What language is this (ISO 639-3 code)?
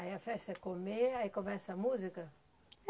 por